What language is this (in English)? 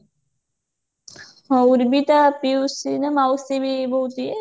Odia